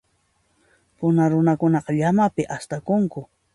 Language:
Puno Quechua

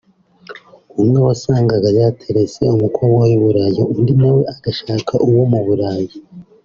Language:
Kinyarwanda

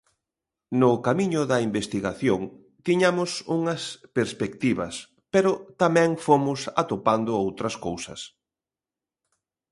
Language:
Galician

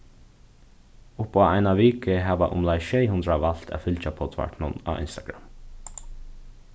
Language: Faroese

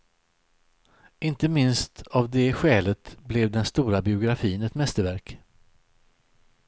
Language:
Swedish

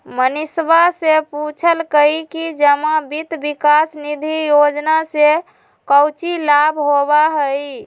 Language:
Magahi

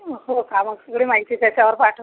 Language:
Marathi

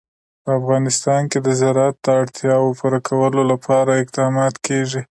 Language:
Pashto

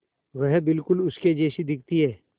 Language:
Hindi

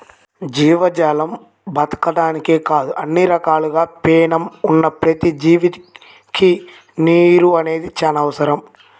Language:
Telugu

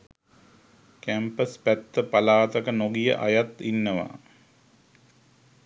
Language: Sinhala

